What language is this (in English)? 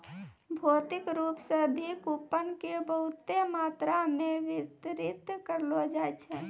Maithili